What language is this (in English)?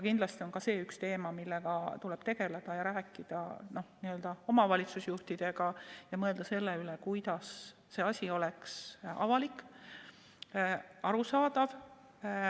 Estonian